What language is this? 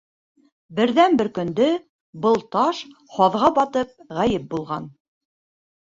Bashkir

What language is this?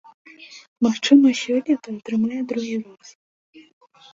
Belarusian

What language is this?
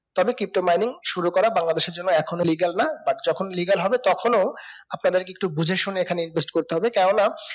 Bangla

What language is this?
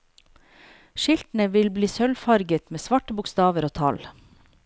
Norwegian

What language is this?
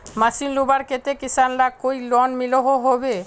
Magahi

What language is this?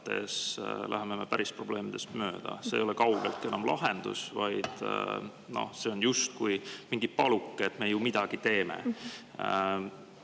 Estonian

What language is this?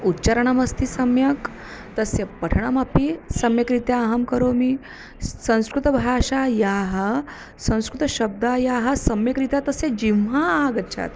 Sanskrit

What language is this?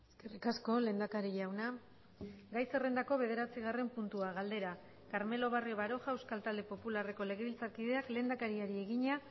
Basque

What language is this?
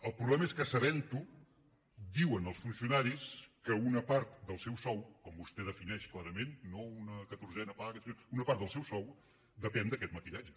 Catalan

